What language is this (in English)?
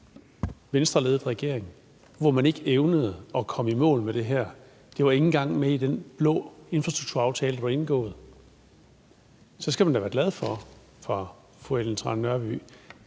Danish